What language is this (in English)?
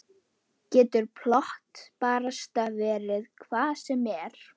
Icelandic